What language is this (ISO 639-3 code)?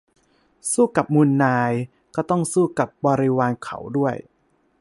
tha